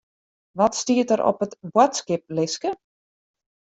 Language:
Western Frisian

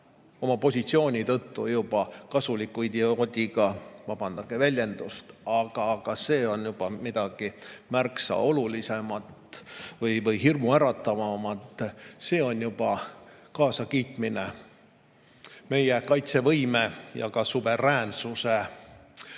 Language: Estonian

